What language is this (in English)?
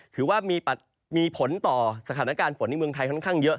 Thai